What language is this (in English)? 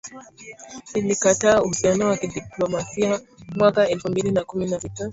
Swahili